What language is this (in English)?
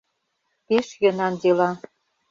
Mari